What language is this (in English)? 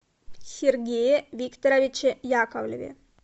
Russian